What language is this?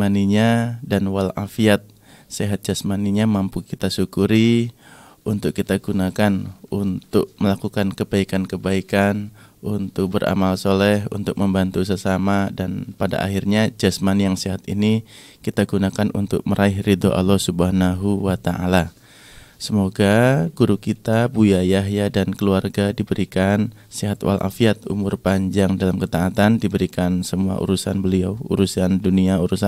Indonesian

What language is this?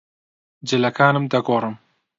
Central Kurdish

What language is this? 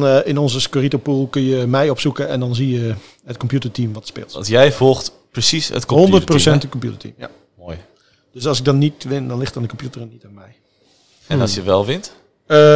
Dutch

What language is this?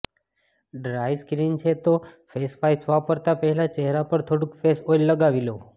Gujarati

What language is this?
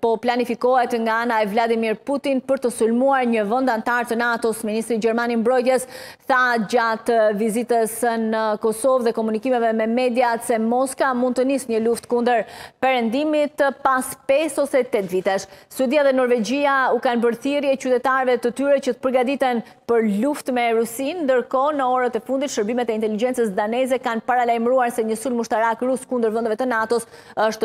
Romanian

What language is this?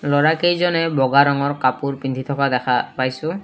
Assamese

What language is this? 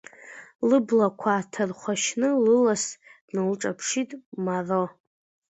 Abkhazian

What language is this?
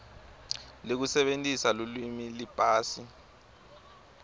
Swati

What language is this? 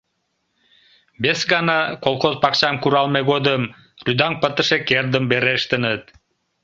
Mari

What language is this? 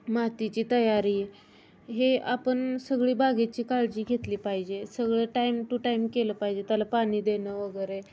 Marathi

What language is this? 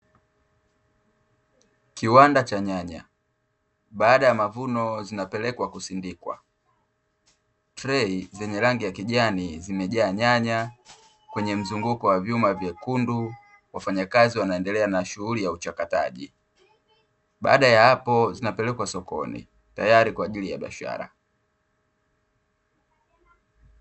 Swahili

